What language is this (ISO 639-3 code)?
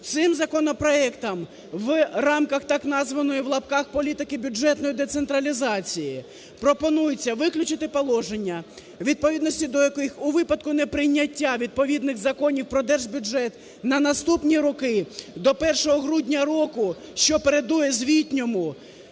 ukr